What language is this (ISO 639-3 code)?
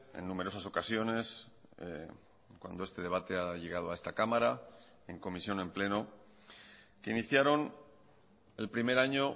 spa